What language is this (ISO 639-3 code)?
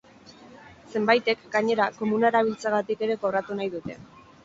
eus